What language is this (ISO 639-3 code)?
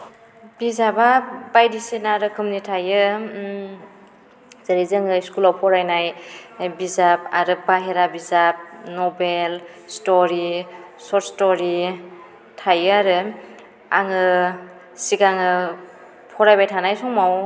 brx